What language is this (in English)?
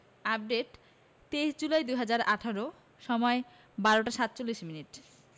Bangla